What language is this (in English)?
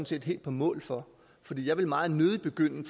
Danish